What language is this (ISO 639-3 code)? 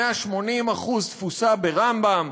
heb